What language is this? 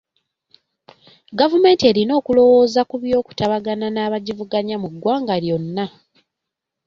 Ganda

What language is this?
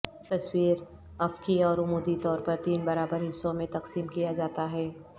Urdu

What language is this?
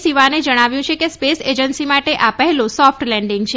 Gujarati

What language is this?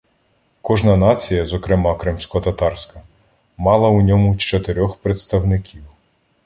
Ukrainian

